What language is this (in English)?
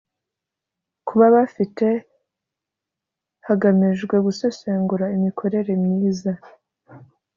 Kinyarwanda